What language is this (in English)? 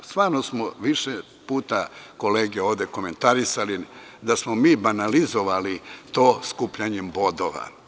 Serbian